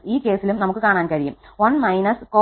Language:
Malayalam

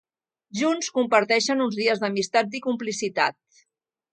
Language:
Catalan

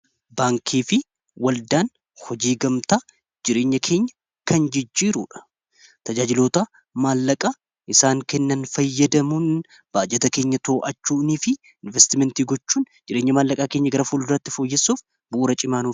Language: Oromo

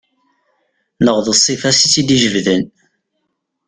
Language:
Kabyle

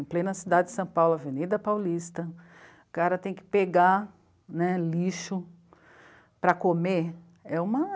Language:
Portuguese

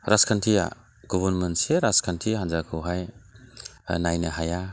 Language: Bodo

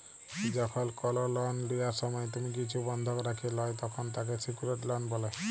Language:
Bangla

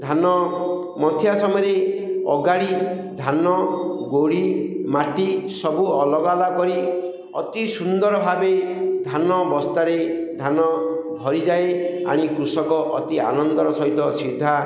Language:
Odia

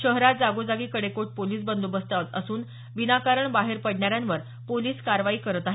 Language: Marathi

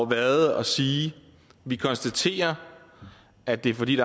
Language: Danish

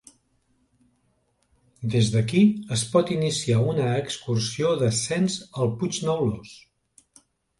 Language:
Catalan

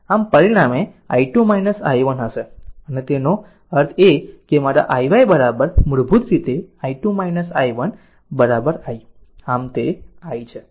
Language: Gujarati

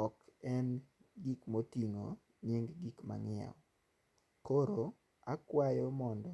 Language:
Luo (Kenya and Tanzania)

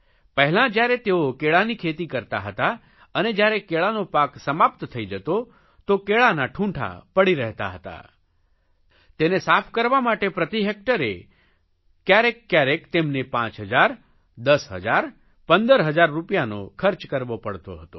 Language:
Gujarati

